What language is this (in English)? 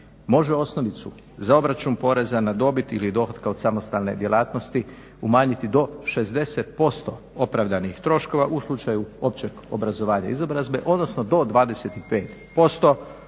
Croatian